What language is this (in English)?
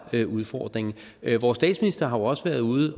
Danish